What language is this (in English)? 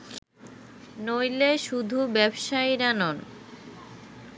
Bangla